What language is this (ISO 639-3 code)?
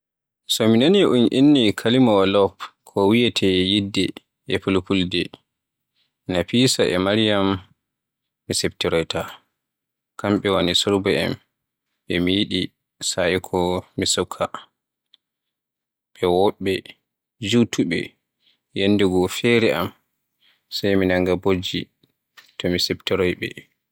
fue